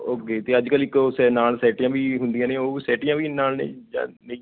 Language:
Punjabi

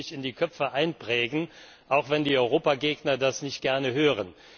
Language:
German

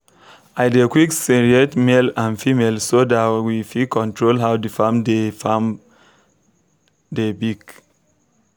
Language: Nigerian Pidgin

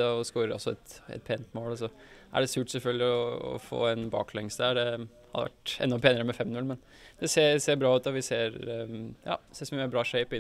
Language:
Norwegian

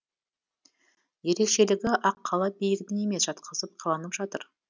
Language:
Kazakh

